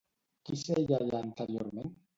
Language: Catalan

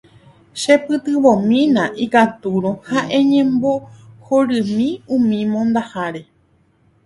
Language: Guarani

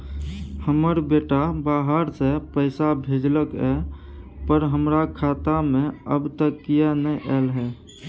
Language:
Maithili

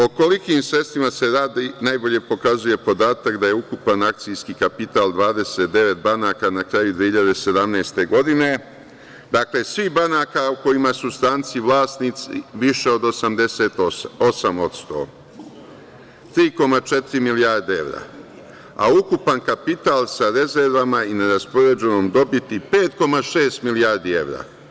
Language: Serbian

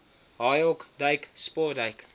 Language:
Afrikaans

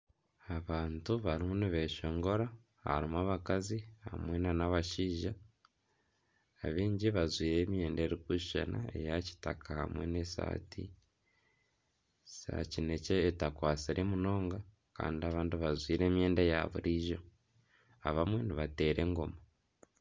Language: Nyankole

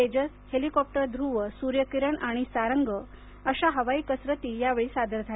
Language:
Marathi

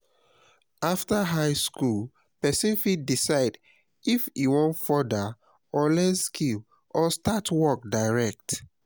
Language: Nigerian Pidgin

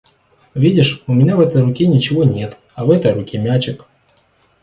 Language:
Russian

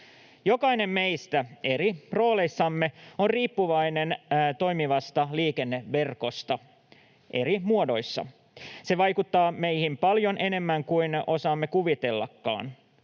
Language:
Finnish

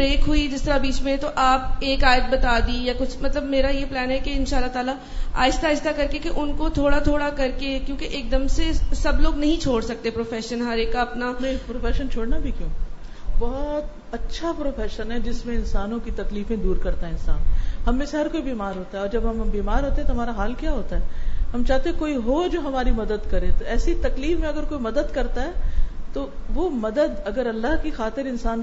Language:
Urdu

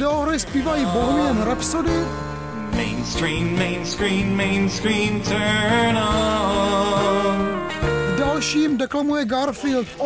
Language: Czech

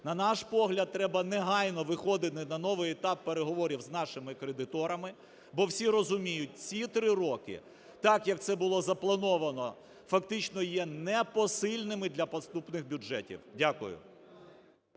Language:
Ukrainian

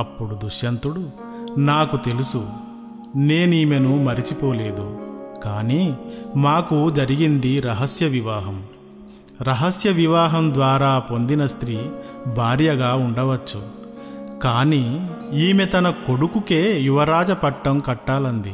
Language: Telugu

